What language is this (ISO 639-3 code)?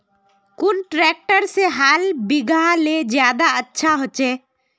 mag